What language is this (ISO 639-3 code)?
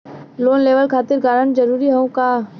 bho